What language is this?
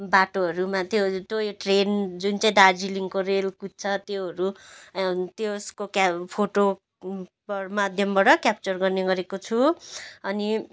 Nepali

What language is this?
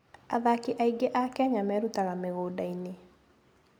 Kikuyu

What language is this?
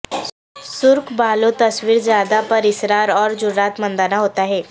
Urdu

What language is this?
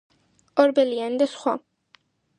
Georgian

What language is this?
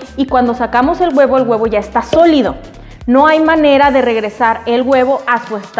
Spanish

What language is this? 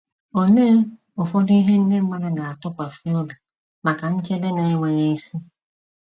Igbo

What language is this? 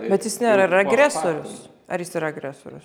Lithuanian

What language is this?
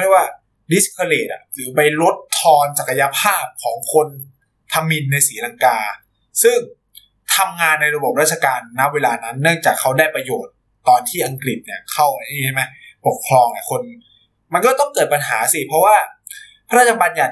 Thai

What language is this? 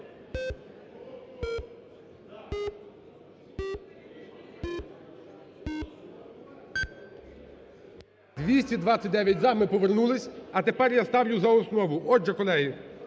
Ukrainian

